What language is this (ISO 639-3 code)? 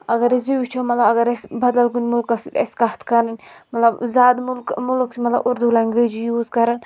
kas